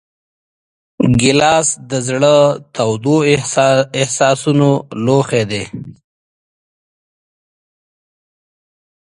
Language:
Pashto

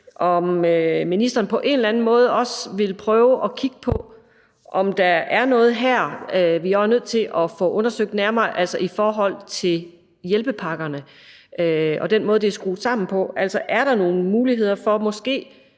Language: Danish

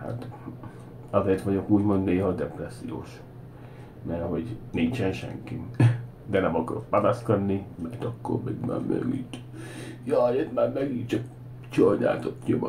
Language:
Hungarian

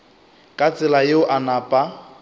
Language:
Northern Sotho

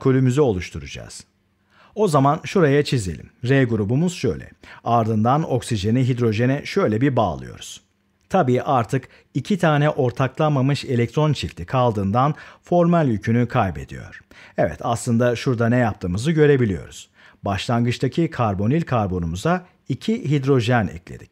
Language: Turkish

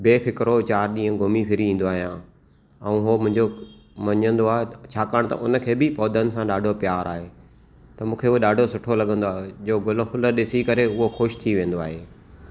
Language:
Sindhi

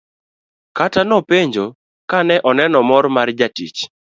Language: Luo (Kenya and Tanzania)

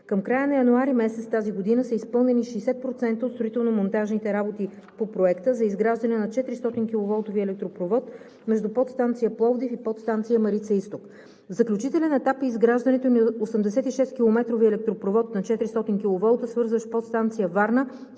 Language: Bulgarian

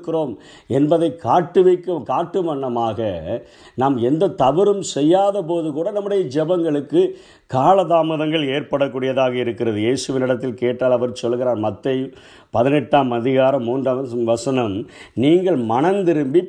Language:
Tamil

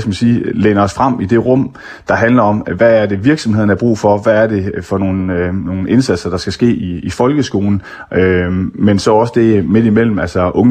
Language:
Danish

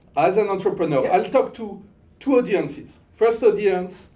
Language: English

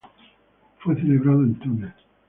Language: Spanish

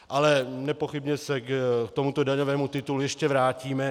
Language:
Czech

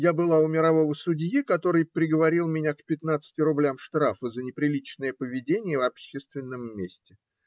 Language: Russian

